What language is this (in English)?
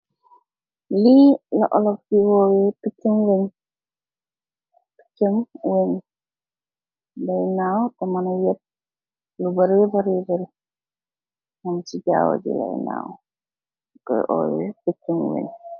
Wolof